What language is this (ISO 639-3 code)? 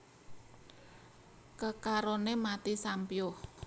jav